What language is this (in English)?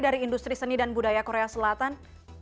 Indonesian